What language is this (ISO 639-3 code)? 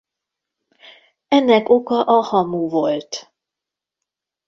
hun